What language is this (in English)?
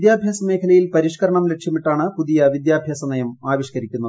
Malayalam